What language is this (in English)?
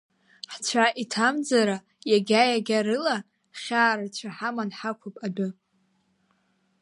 Abkhazian